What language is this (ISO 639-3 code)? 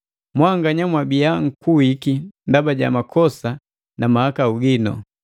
mgv